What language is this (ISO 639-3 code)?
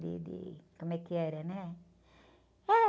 por